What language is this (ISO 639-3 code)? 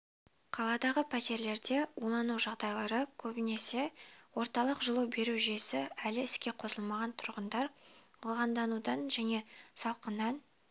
kaz